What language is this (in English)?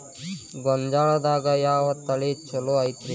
Kannada